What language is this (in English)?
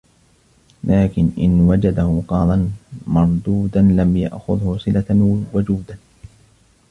Arabic